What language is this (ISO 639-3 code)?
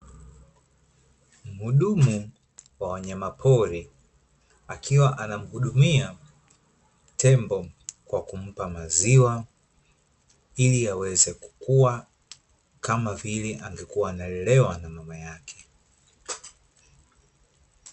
swa